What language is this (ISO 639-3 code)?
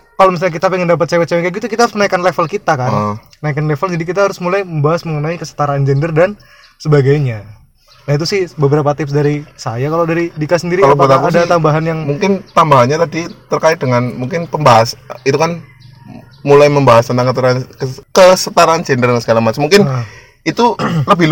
ind